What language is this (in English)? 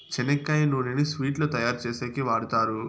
Telugu